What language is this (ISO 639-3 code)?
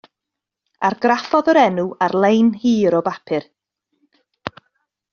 cym